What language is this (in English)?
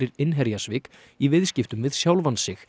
Icelandic